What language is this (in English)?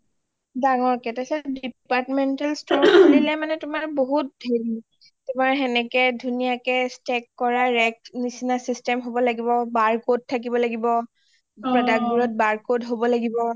Assamese